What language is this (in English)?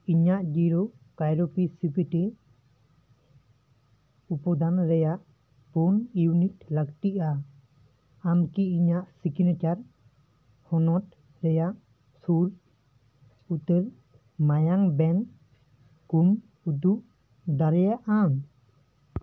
Santali